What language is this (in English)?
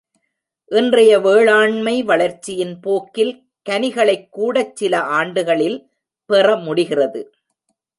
Tamil